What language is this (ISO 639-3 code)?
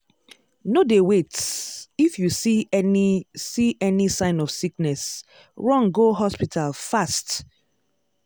pcm